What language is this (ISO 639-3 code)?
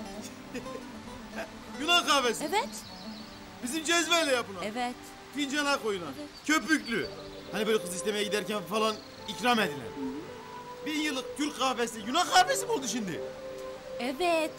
tur